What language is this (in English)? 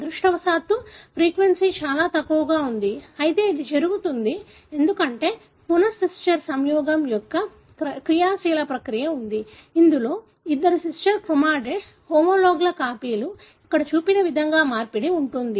Telugu